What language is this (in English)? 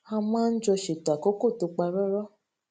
Yoruba